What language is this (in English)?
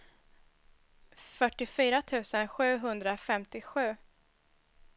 Swedish